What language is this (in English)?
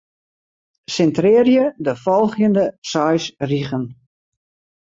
Western Frisian